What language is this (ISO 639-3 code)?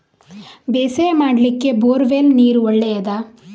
kan